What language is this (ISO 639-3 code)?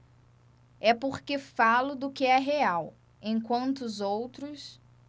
por